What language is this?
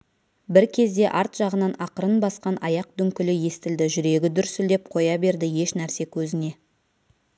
Kazakh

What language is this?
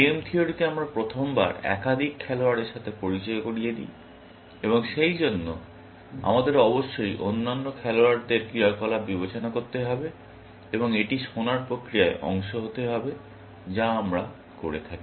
Bangla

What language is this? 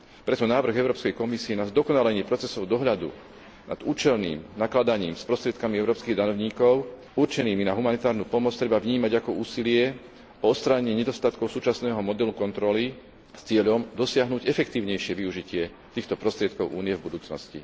Slovak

